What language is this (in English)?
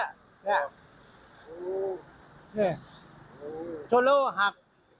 Thai